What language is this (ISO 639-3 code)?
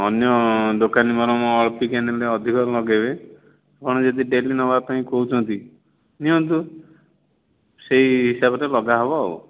ori